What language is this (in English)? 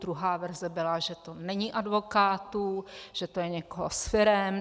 Czech